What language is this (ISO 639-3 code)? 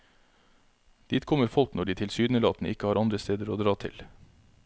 nor